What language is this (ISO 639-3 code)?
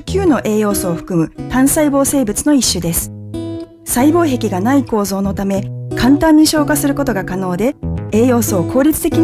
jpn